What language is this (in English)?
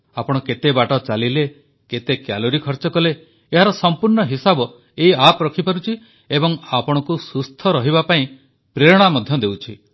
Odia